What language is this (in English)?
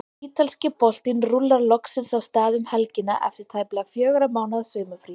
Icelandic